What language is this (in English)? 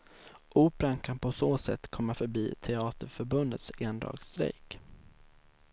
Swedish